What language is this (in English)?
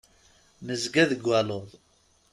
Kabyle